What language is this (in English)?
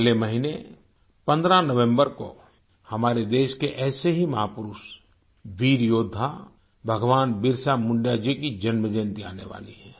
Hindi